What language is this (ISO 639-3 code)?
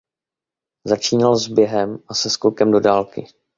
ces